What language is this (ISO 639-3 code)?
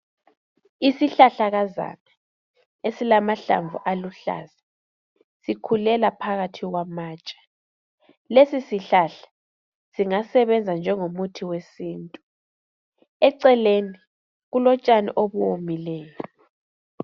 nde